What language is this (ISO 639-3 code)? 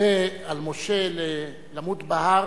heb